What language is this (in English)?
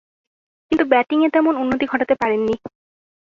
Bangla